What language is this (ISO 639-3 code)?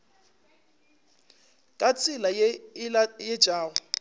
nso